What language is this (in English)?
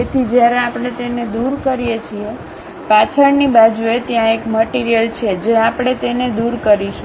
Gujarati